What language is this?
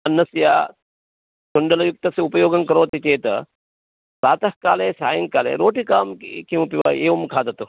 Sanskrit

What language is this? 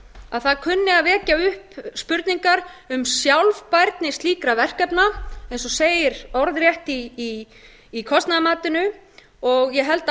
Icelandic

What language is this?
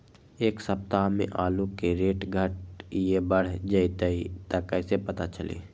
Magahi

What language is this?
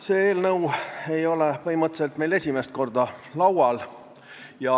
Estonian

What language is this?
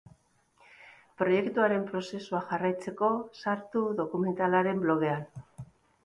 Basque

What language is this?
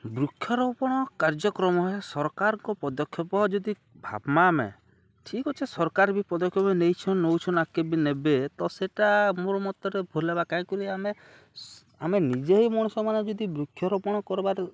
Odia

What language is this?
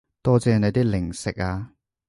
Cantonese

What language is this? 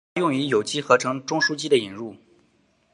Chinese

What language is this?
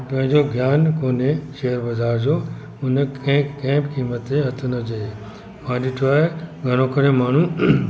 Sindhi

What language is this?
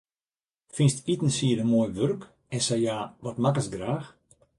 Western Frisian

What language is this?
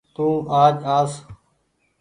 Goaria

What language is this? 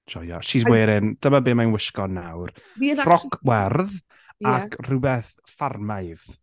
Welsh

